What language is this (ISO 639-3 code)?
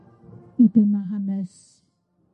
cym